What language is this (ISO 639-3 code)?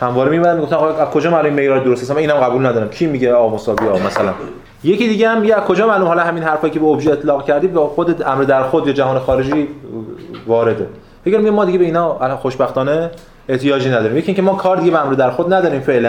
fas